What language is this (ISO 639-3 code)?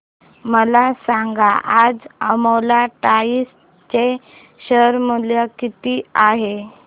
mar